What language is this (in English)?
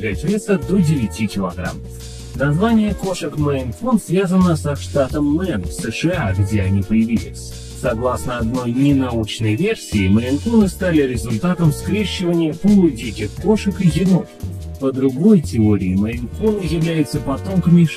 Russian